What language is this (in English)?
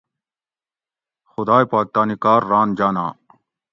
Gawri